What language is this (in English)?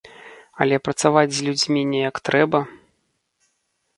Belarusian